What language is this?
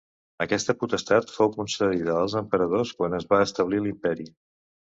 Catalan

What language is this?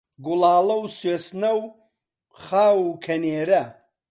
Central Kurdish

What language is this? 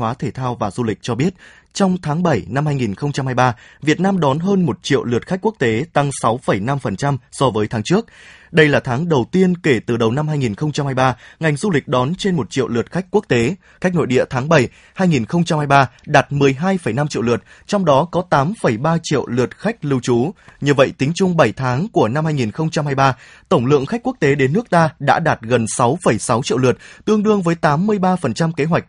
Vietnamese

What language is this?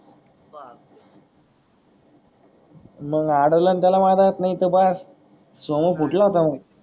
Marathi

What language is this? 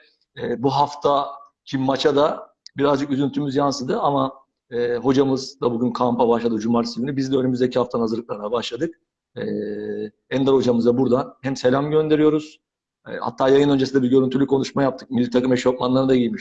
Turkish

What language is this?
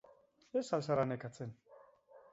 Basque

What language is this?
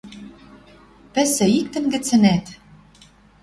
Western Mari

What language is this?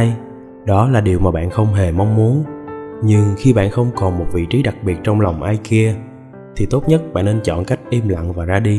Vietnamese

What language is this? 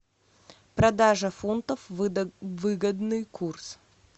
Russian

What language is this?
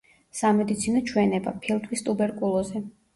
Georgian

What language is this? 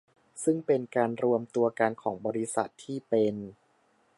Thai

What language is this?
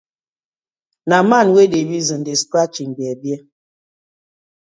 Nigerian Pidgin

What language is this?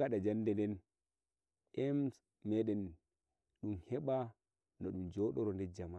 Nigerian Fulfulde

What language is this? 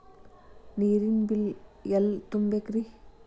Kannada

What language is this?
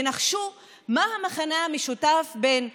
Hebrew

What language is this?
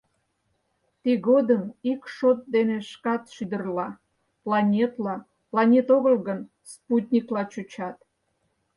Mari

